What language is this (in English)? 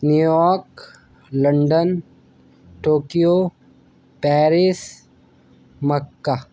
Urdu